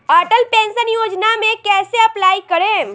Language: Bhojpuri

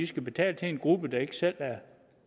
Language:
Danish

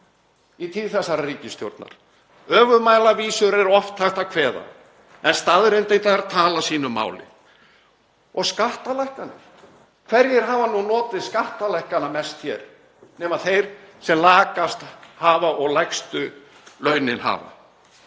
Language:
Icelandic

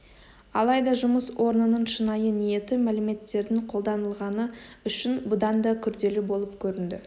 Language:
Kazakh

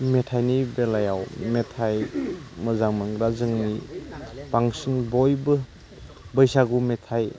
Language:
Bodo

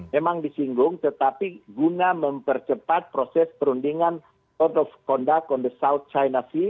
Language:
Indonesian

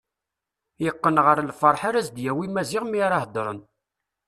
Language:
Kabyle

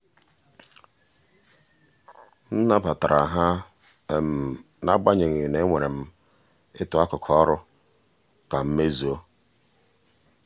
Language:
Igbo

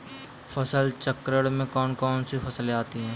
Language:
Hindi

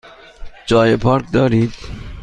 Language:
Persian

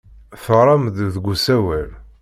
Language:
Kabyle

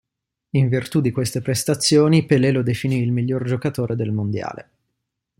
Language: Italian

